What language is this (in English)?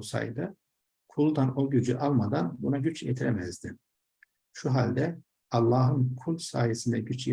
Turkish